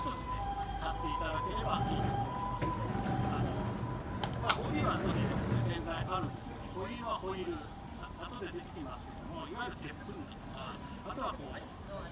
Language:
Japanese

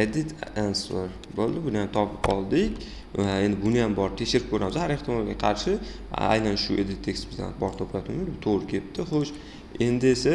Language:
Uzbek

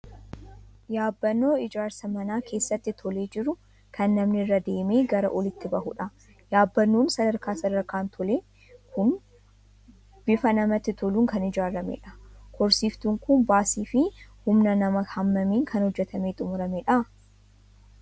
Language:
Oromo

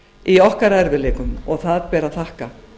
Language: Icelandic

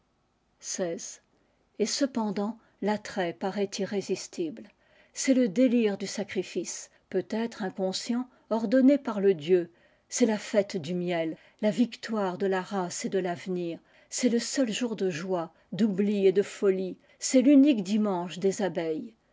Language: French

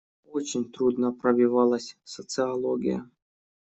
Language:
Russian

